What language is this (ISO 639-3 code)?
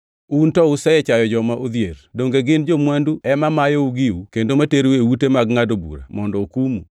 luo